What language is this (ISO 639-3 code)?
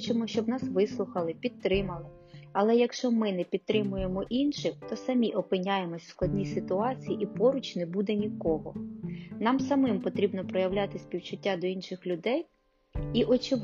ukr